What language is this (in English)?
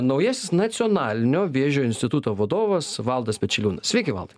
Lithuanian